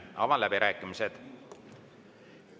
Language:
Estonian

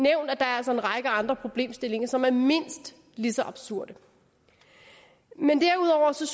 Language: Danish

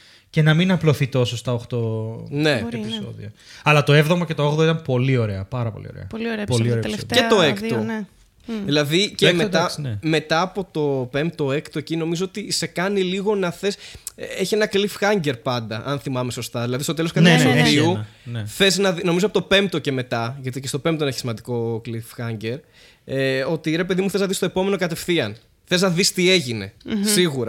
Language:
Greek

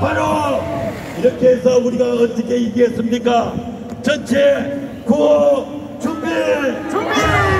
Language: Korean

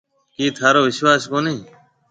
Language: Marwari (Pakistan)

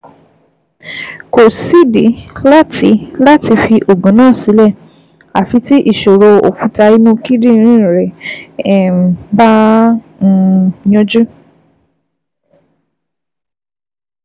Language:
Yoruba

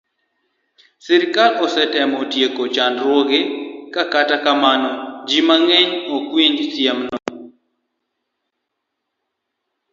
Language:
Luo (Kenya and Tanzania)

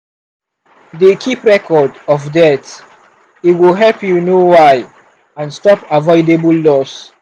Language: Nigerian Pidgin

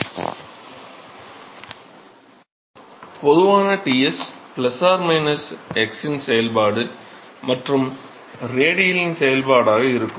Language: Tamil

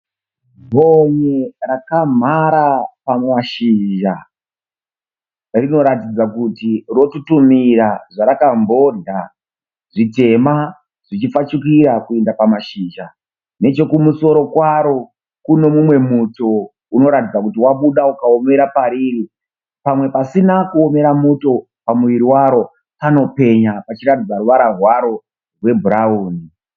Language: Shona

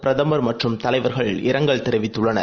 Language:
Tamil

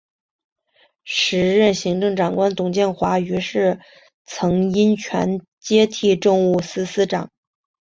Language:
Chinese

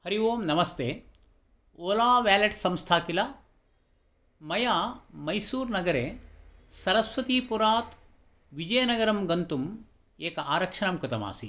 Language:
Sanskrit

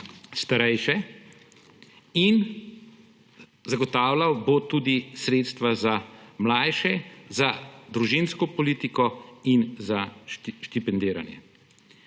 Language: Slovenian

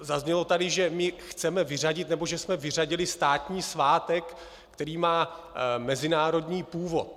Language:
Czech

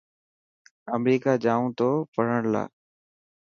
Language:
Dhatki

